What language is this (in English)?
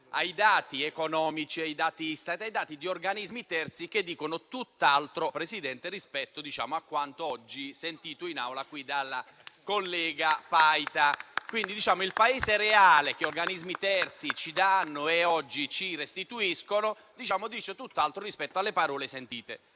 Italian